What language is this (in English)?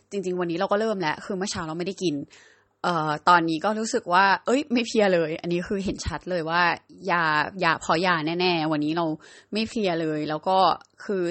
Thai